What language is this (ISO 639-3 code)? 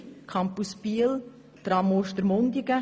gsw